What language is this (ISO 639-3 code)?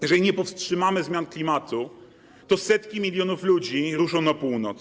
pol